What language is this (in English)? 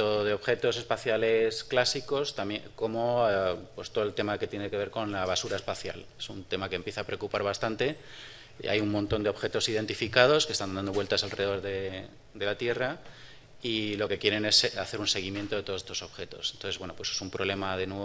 Spanish